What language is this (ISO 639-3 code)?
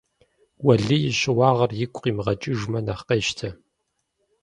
kbd